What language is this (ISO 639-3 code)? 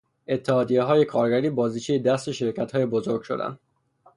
fas